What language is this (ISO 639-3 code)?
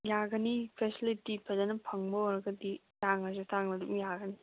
mni